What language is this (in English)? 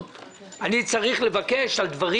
Hebrew